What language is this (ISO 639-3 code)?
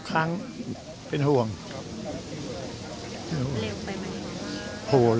tha